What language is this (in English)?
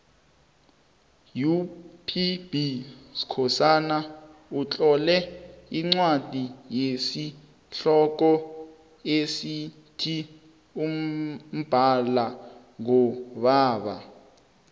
South Ndebele